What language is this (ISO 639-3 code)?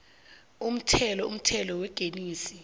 nbl